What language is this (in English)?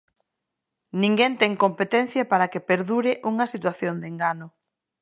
Galician